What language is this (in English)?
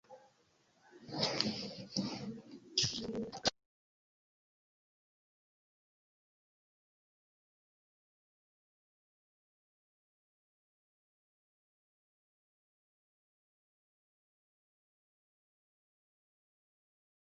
Esperanto